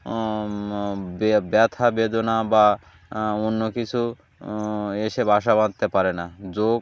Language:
Bangla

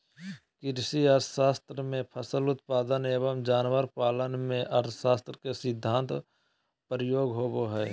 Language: Magahi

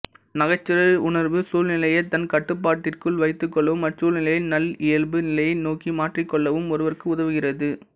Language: Tamil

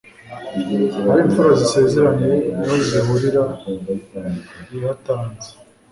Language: Kinyarwanda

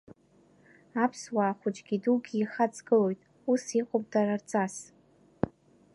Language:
Abkhazian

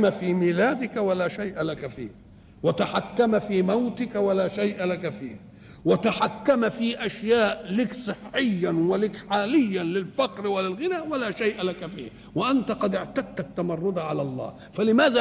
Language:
Arabic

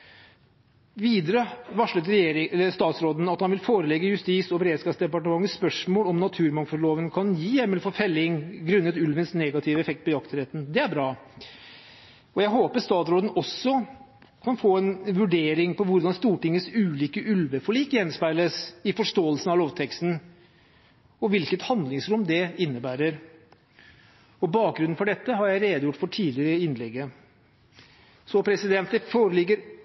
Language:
Norwegian Bokmål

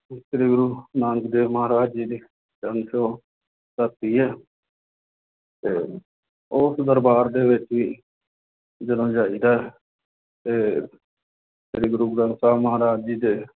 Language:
Punjabi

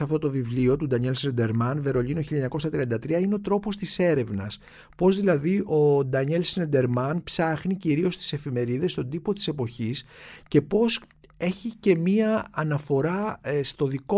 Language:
Greek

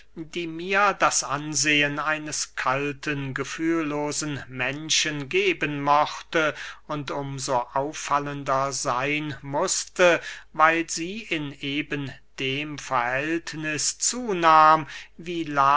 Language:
German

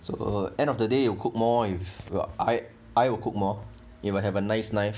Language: English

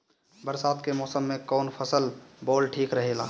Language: Bhojpuri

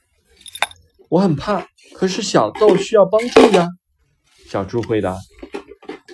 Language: Chinese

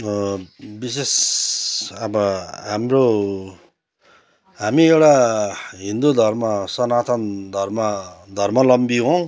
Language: Nepali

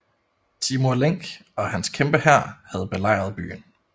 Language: Danish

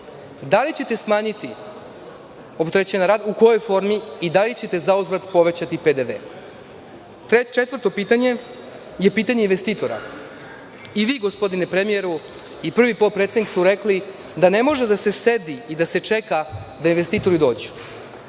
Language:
Serbian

